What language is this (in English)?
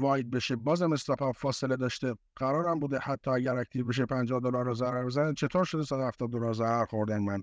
Persian